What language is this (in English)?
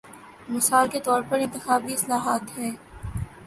Urdu